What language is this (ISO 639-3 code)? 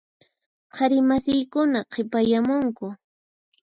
qxp